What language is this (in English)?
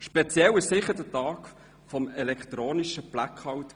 Swiss German